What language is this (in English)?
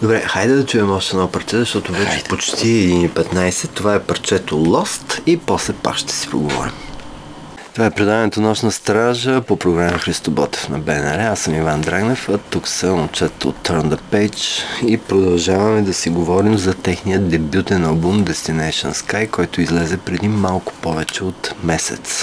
Bulgarian